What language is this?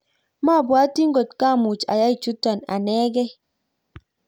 Kalenjin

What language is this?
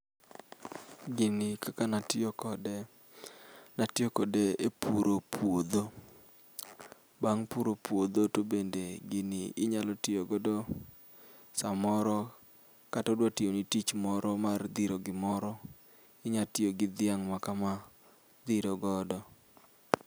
Luo (Kenya and Tanzania)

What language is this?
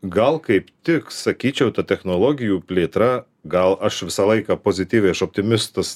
Lithuanian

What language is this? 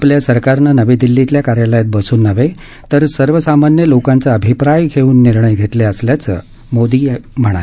Marathi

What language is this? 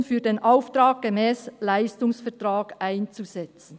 Swiss German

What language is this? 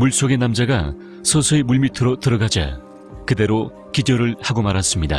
Korean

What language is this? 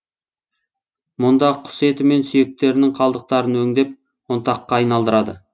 Kazakh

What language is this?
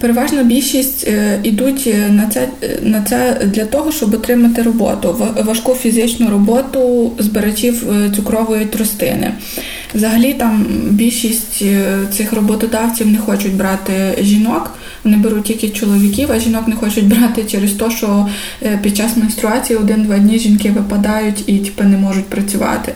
Ukrainian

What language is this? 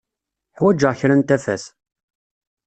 Kabyle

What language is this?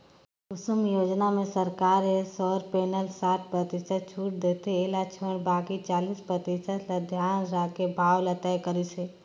Chhattisgarhi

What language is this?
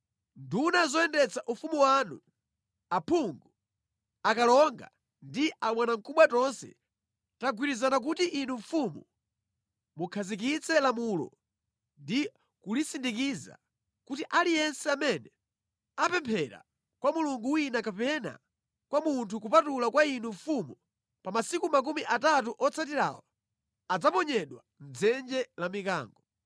Nyanja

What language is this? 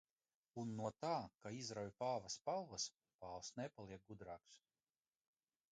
Latvian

